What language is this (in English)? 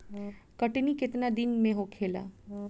Bhojpuri